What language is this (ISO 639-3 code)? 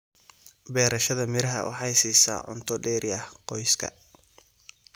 som